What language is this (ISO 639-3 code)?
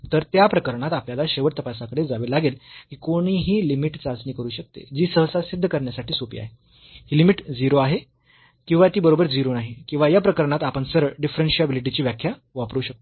mar